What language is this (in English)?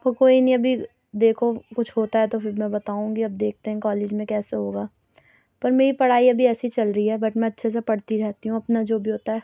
Urdu